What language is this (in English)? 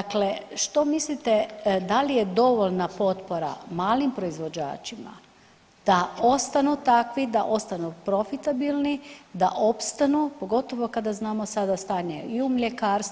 Croatian